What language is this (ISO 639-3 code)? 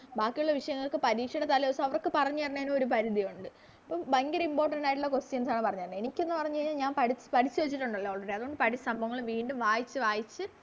mal